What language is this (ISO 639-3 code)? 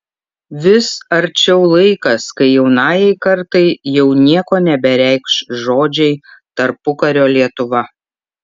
lit